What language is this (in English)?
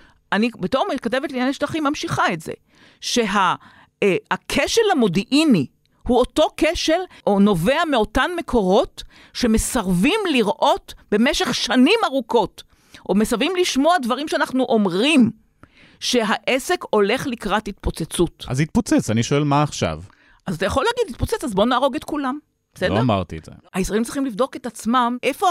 Hebrew